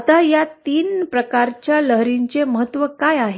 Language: Marathi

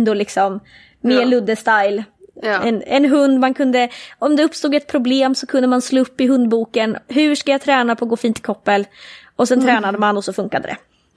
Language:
Swedish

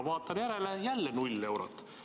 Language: Estonian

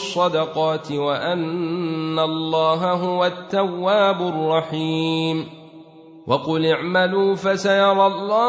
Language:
Arabic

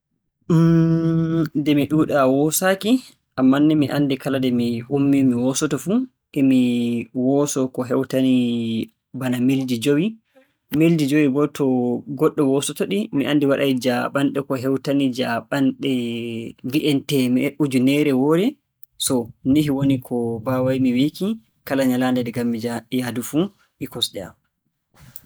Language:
Borgu Fulfulde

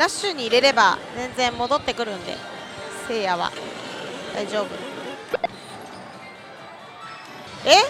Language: Japanese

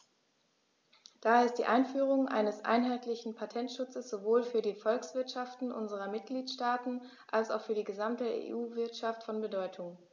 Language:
German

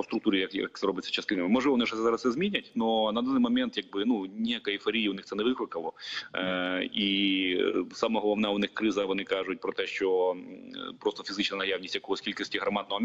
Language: Ukrainian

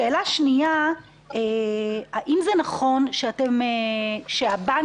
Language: Hebrew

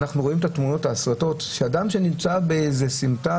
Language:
Hebrew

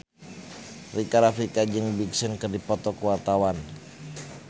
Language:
Sundanese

